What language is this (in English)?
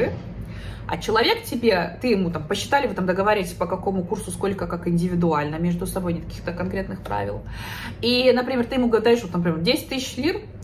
Russian